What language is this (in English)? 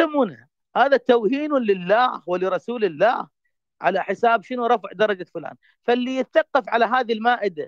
Arabic